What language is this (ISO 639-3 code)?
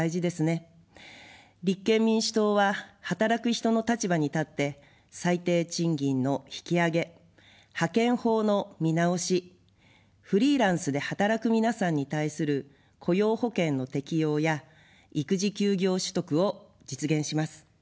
jpn